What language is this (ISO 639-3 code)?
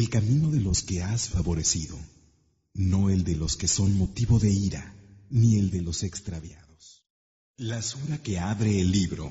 spa